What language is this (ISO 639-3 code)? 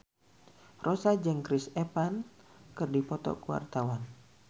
sun